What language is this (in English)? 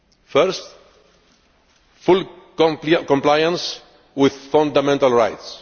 English